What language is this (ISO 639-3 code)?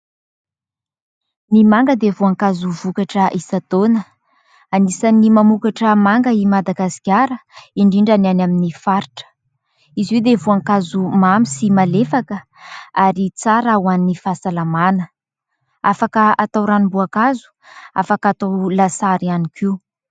mlg